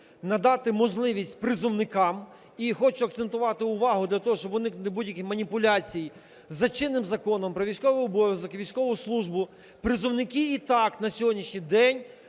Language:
Ukrainian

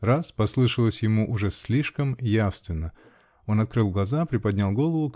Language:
Russian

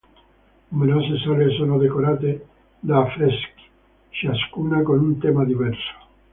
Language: Italian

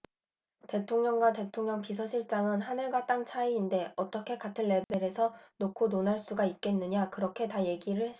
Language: Korean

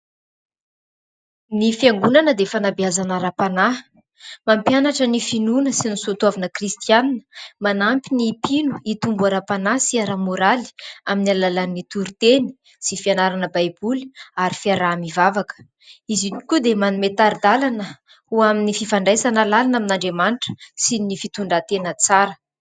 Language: Malagasy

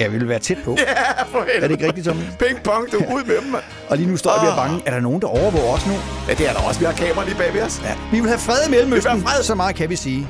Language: Danish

